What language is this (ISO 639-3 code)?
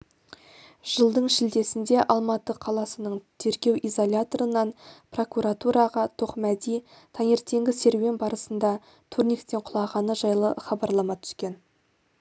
kaz